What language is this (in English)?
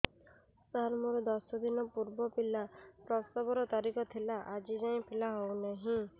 Odia